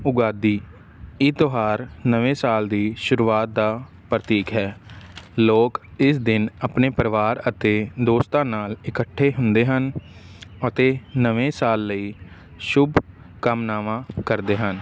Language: Punjabi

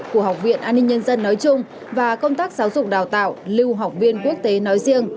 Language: Vietnamese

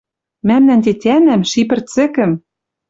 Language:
Western Mari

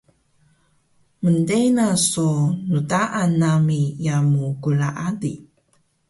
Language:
Taroko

